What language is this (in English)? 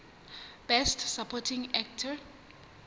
Southern Sotho